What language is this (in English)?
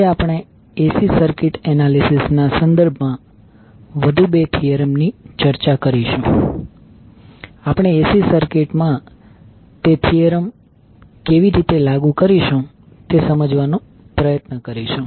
Gujarati